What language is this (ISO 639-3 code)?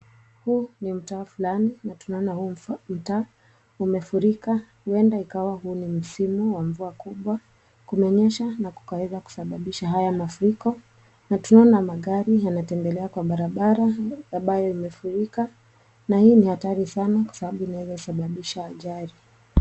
swa